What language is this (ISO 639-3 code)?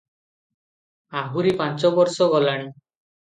ori